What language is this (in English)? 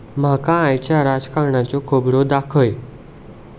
Konkani